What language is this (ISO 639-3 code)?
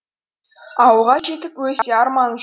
kaz